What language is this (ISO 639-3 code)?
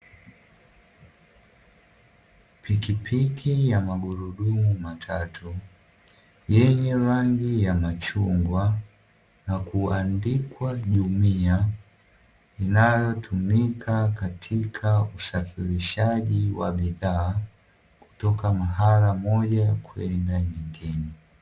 swa